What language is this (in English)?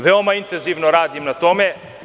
Serbian